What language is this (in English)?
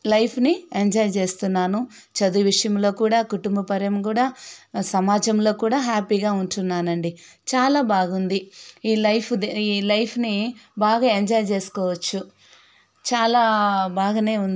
Telugu